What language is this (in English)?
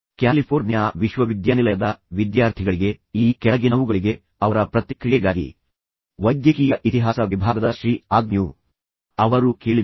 Kannada